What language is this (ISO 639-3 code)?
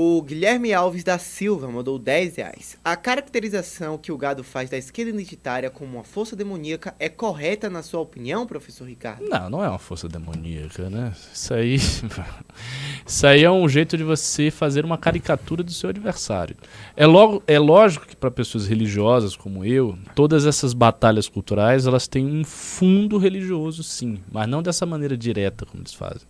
por